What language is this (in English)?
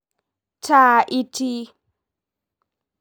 Masai